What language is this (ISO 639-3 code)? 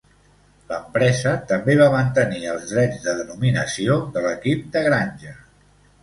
cat